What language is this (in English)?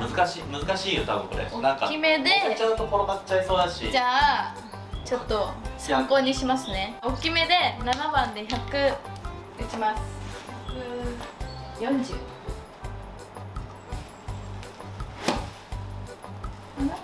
Japanese